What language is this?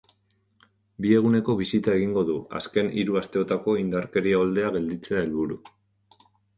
Basque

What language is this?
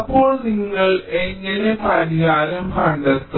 Malayalam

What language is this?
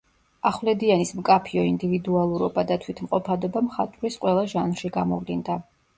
Georgian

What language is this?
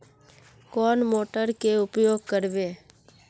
Magahi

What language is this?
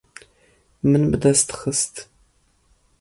Kurdish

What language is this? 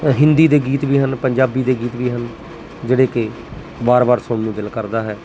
Punjabi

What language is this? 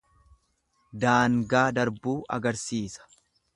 Oromo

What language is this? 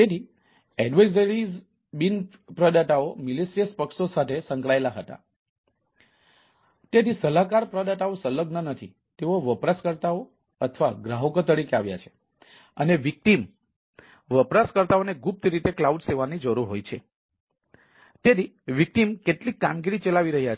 Gujarati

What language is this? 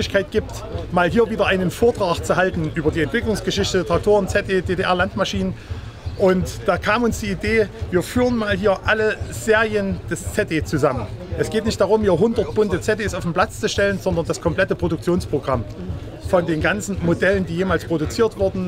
German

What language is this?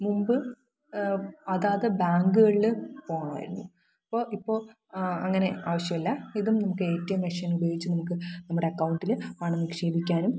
Malayalam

